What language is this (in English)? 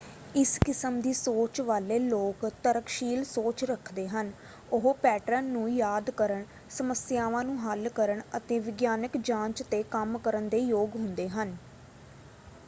Punjabi